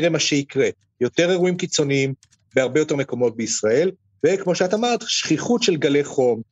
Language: Hebrew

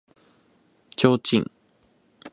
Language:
Japanese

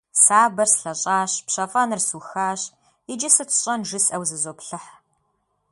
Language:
Kabardian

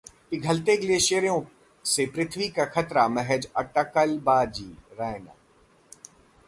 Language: Hindi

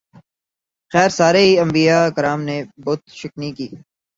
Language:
Urdu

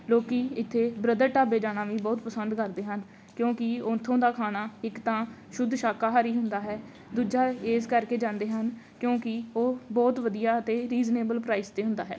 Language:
Punjabi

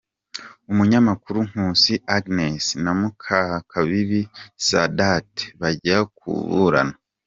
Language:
Kinyarwanda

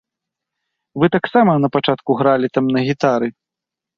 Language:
Belarusian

